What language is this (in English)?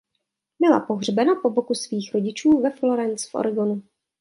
Czech